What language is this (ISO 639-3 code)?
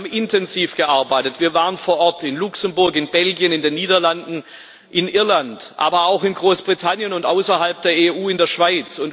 deu